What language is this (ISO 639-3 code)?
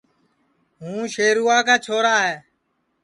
ssi